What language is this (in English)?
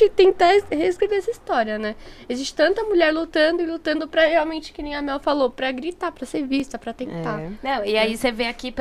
Portuguese